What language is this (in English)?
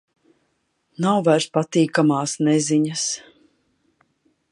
Latvian